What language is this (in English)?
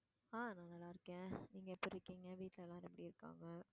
Tamil